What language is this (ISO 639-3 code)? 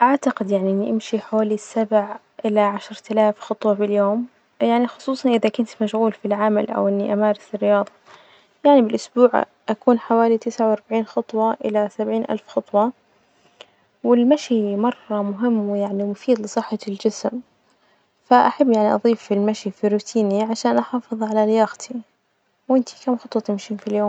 ars